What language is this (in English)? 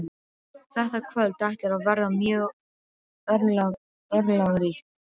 Icelandic